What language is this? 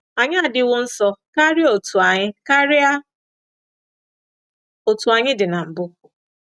Igbo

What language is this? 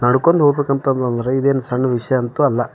Kannada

